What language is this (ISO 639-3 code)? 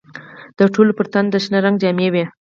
pus